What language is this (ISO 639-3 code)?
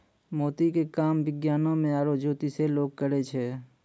mai